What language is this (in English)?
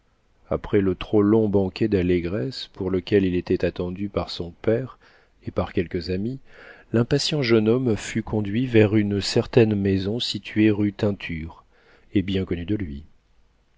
French